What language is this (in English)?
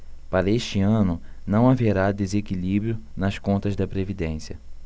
Portuguese